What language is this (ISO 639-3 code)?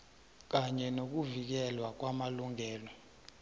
nbl